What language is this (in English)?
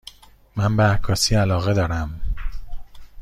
Persian